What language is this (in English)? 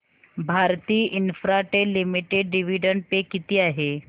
Marathi